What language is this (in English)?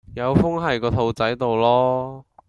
Cantonese